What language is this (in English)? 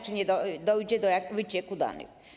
Polish